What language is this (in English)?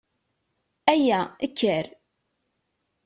Kabyle